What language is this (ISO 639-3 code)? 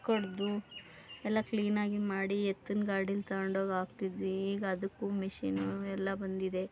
kan